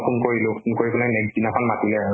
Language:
Assamese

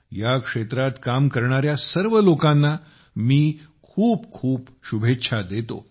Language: Marathi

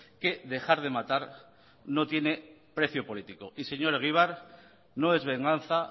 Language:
Spanish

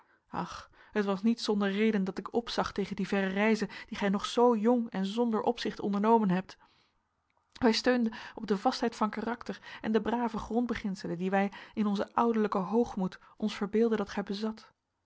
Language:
Dutch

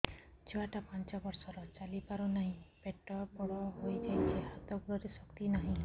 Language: Odia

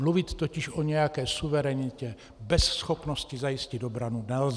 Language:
Czech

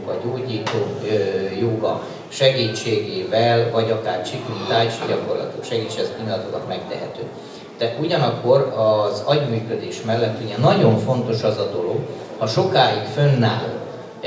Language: Hungarian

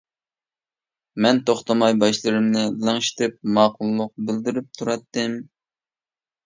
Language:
Uyghur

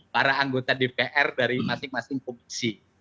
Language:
Indonesian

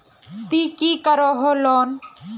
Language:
Magahi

